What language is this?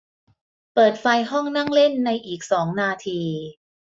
Thai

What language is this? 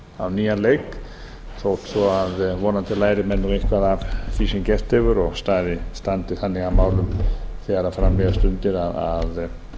Icelandic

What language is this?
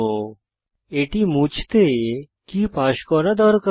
Bangla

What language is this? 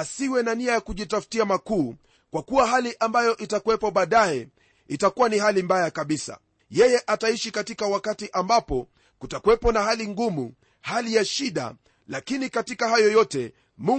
Swahili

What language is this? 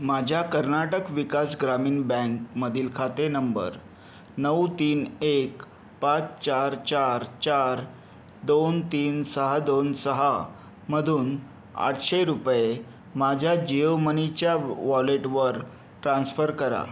Marathi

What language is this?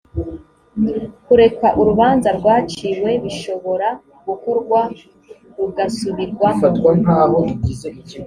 Kinyarwanda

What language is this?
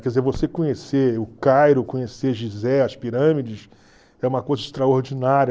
Portuguese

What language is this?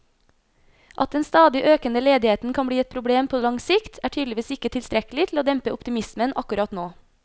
Norwegian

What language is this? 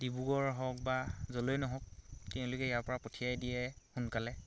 Assamese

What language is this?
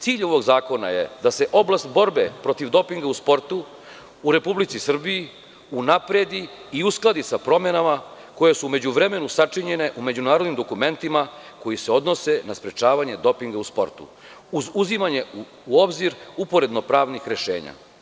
Serbian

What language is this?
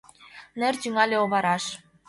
Mari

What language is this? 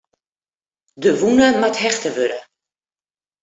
Western Frisian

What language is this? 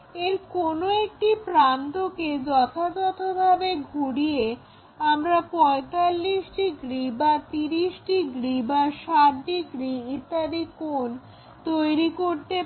Bangla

